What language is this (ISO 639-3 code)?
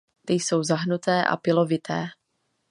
ces